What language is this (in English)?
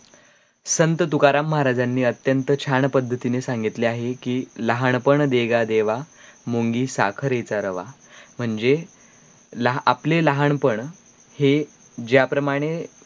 Marathi